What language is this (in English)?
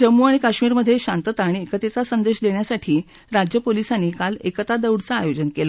Marathi